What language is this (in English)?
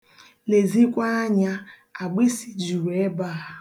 Igbo